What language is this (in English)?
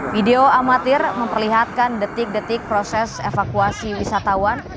Indonesian